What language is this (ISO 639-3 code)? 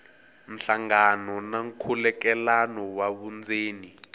tso